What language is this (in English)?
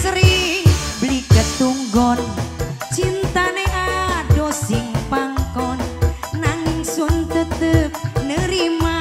Indonesian